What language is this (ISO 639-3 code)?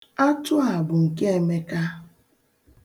ibo